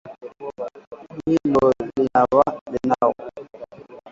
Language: Swahili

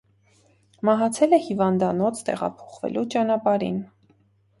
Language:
Armenian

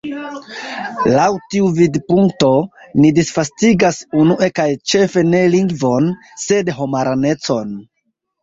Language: Esperanto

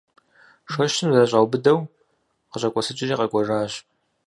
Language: Kabardian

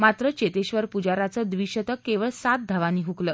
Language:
Marathi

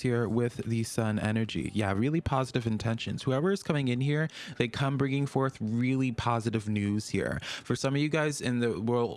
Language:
English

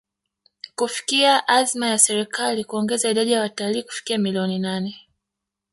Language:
Swahili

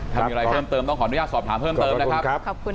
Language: Thai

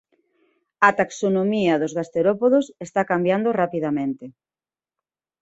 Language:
Galician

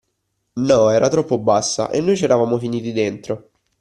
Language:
Italian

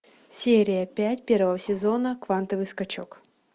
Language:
Russian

